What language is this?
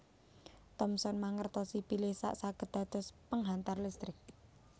Javanese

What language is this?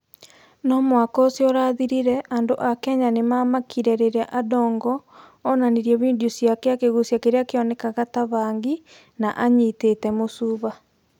Kikuyu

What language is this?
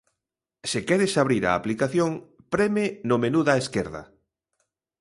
Galician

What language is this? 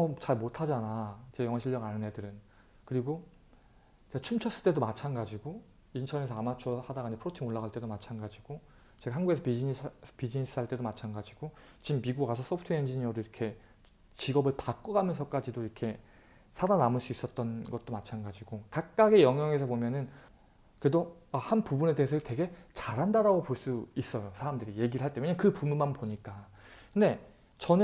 Korean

